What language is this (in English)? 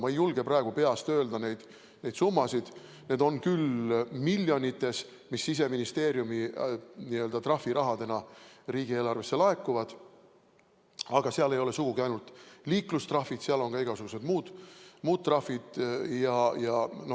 Estonian